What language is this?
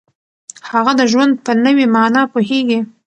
Pashto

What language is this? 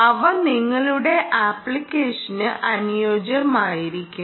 Malayalam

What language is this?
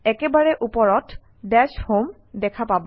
Assamese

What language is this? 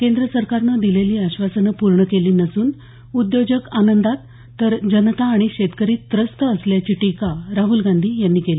Marathi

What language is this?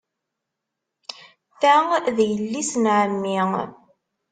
Kabyle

